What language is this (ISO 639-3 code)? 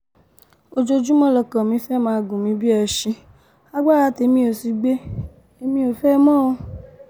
yor